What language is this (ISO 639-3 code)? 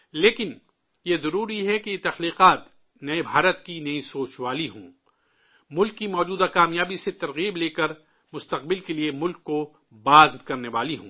urd